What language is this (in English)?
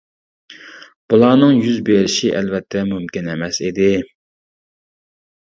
Uyghur